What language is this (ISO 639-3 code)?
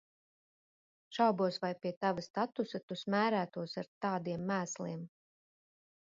lav